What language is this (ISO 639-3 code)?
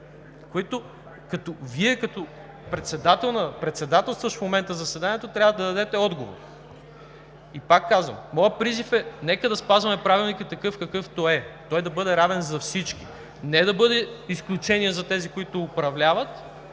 bul